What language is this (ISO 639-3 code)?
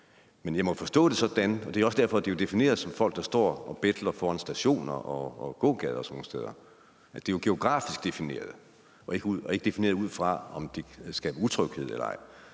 dan